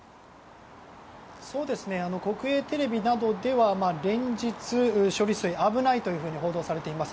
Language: Japanese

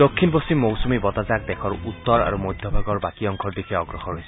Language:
Assamese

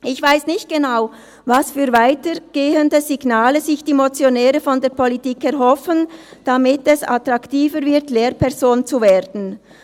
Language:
Swiss German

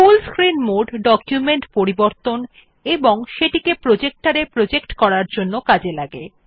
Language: Bangla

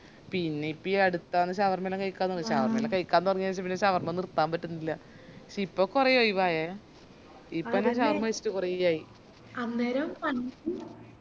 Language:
Malayalam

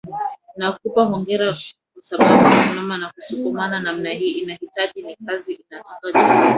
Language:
Swahili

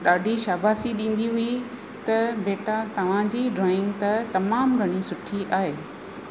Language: Sindhi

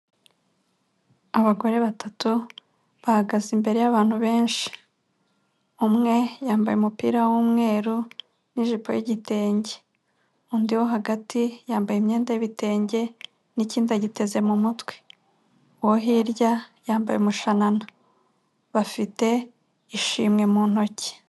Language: Kinyarwanda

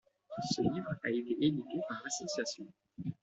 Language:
French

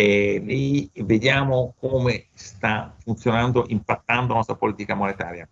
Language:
Italian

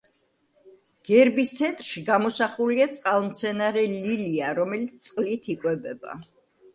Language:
Georgian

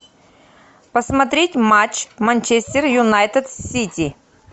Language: Russian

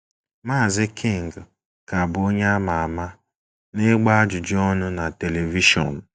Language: Igbo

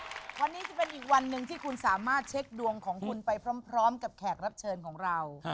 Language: Thai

